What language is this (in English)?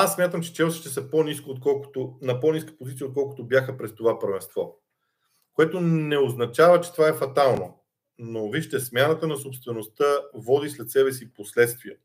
Bulgarian